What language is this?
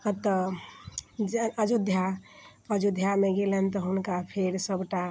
Maithili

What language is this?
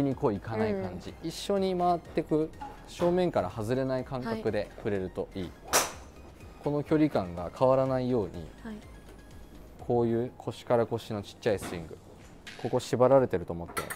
Japanese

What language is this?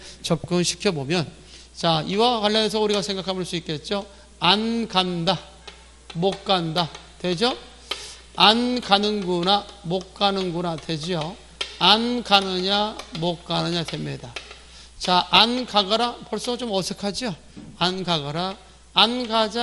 Korean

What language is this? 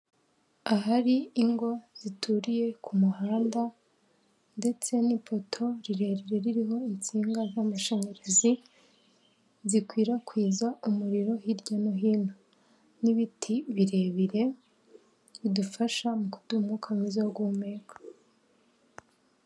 Kinyarwanda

